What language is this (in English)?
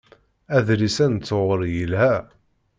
Kabyle